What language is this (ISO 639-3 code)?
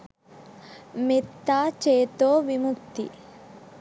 sin